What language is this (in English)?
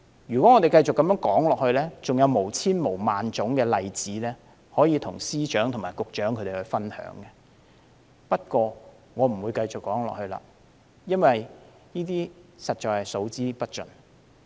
Cantonese